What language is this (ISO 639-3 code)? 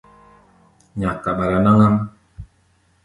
gba